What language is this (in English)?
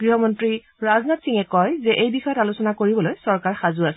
Assamese